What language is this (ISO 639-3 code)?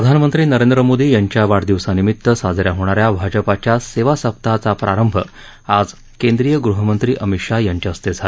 mar